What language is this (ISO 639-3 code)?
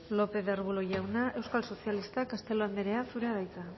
eus